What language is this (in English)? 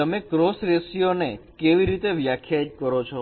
Gujarati